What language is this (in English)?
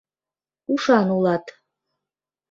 Mari